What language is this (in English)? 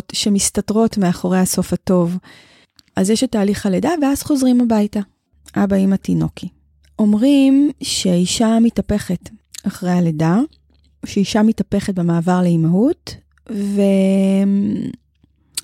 Hebrew